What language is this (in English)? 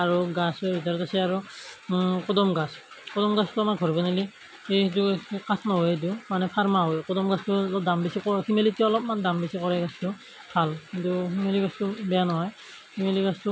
Assamese